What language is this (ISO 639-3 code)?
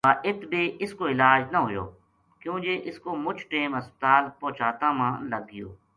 gju